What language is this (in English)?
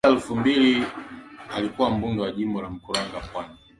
Swahili